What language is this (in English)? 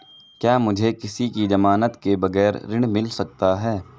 Hindi